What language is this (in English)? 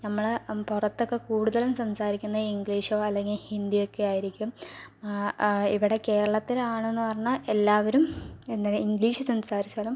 Malayalam